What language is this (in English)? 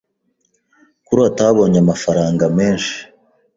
Kinyarwanda